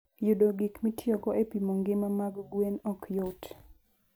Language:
Luo (Kenya and Tanzania)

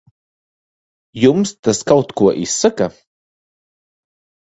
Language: Latvian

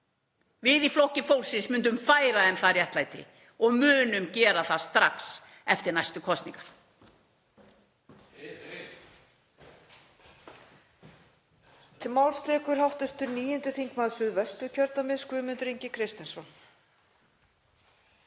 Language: Icelandic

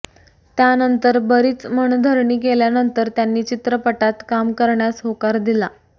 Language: Marathi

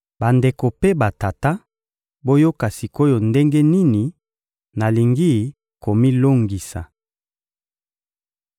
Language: Lingala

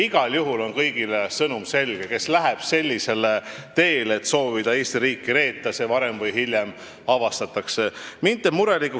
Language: Estonian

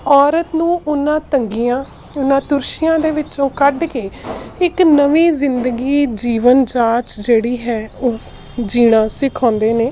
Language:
Punjabi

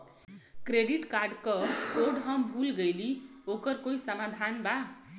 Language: Bhojpuri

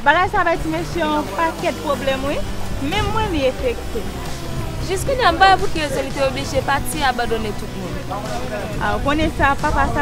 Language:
French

